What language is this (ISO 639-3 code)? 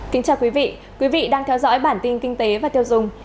vie